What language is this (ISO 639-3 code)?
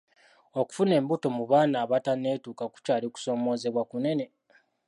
lug